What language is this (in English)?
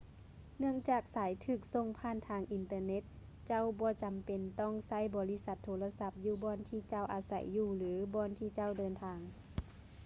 Lao